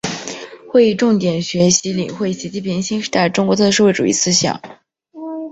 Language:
Chinese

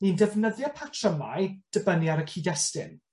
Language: Welsh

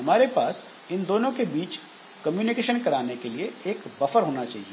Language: Hindi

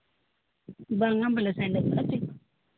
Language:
Santali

